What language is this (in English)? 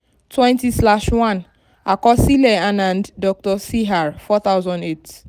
Yoruba